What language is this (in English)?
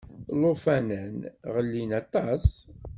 Kabyle